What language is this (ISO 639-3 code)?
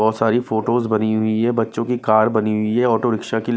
hin